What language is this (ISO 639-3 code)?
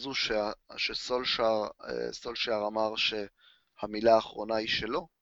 heb